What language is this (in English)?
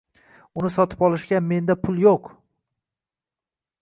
Uzbek